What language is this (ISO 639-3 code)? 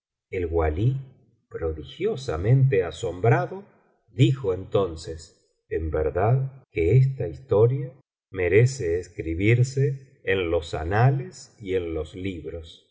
spa